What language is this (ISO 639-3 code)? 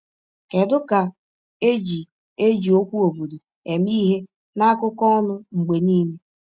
ibo